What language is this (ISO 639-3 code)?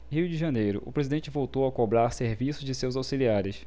por